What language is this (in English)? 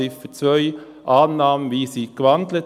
Swiss German